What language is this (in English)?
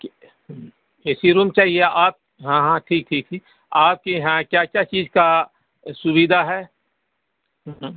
Urdu